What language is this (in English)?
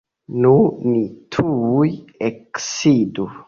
Esperanto